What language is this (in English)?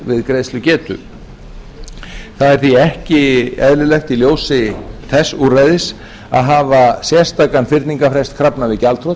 Icelandic